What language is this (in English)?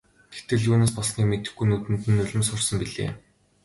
Mongolian